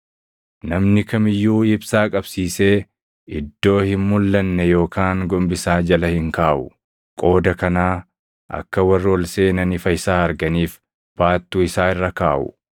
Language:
Oromo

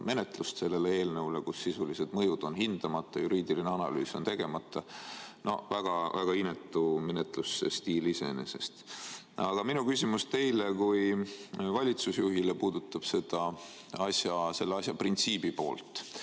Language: Estonian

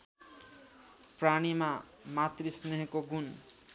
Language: Nepali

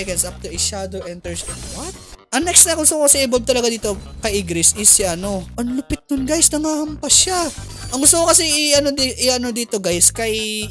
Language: Filipino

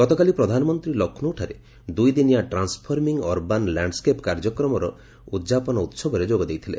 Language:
Odia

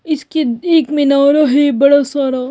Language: Hindi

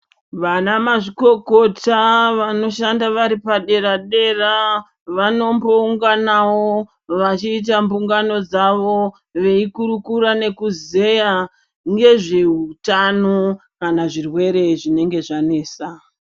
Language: Ndau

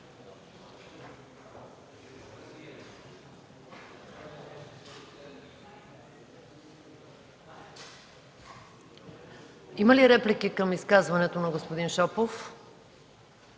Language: Bulgarian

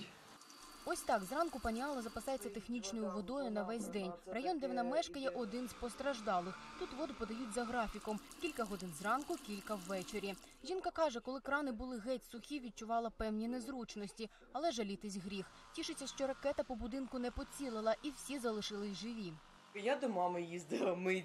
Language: Ukrainian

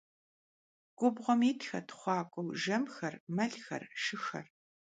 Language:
Kabardian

